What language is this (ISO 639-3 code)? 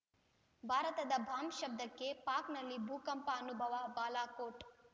kan